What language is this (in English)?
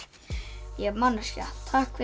Icelandic